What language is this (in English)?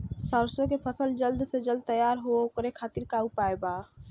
Bhojpuri